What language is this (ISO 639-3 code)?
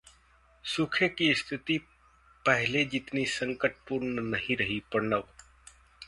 hin